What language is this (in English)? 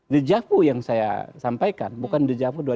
Indonesian